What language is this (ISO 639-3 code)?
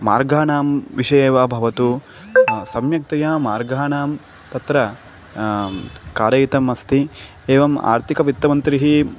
san